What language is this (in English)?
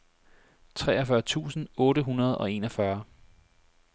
Danish